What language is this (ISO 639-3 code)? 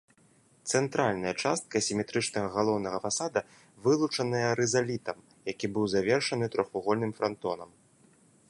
bel